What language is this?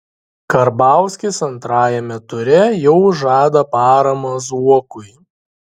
Lithuanian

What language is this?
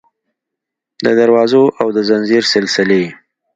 Pashto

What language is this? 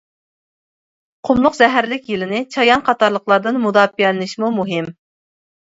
Uyghur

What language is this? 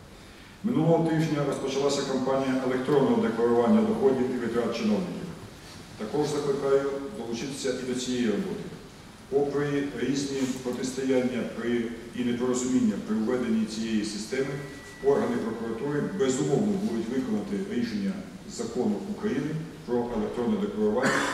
Ukrainian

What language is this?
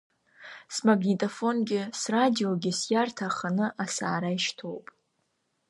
Abkhazian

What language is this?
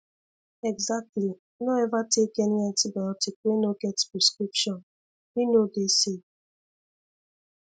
Nigerian Pidgin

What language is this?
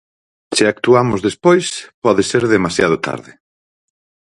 Galician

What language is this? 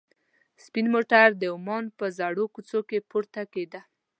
Pashto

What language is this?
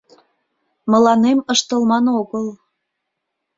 Mari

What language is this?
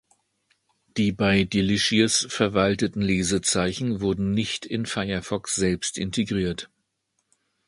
German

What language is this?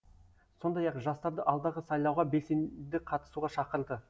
Kazakh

